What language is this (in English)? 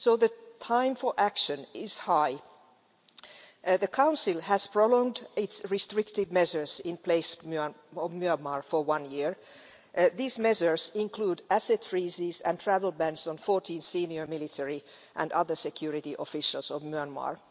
English